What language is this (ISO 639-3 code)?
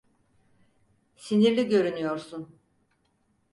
tur